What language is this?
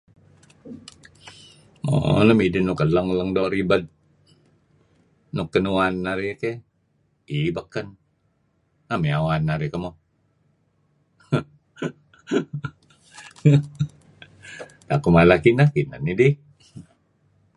Kelabit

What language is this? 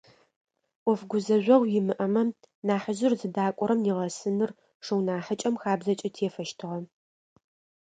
Adyghe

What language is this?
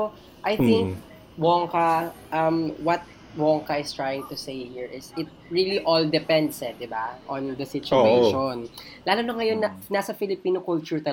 Filipino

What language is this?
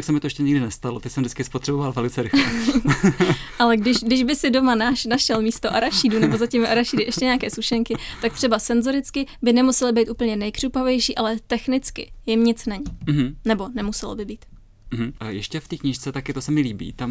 Czech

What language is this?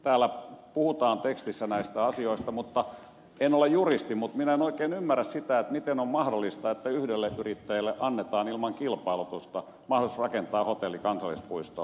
Finnish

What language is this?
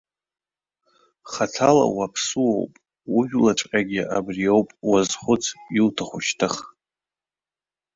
Abkhazian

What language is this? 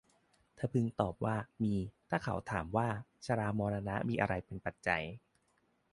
Thai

